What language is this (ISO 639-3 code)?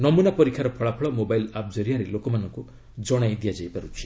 ori